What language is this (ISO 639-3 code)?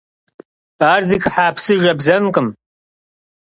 kbd